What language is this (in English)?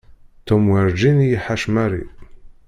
Kabyle